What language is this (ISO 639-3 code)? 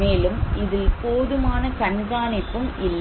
tam